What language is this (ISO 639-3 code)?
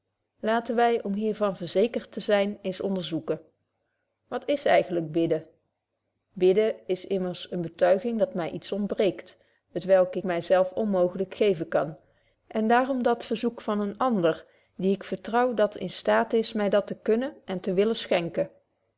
nld